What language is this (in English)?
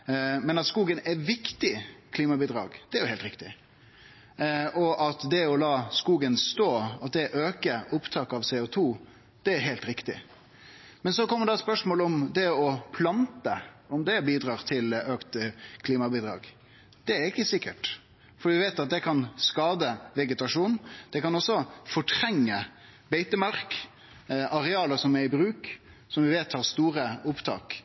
Norwegian Nynorsk